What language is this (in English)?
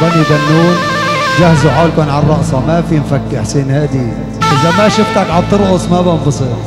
Arabic